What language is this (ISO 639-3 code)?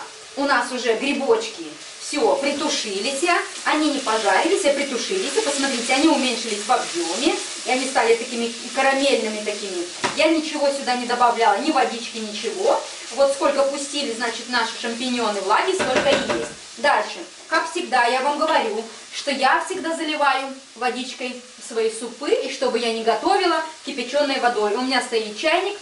rus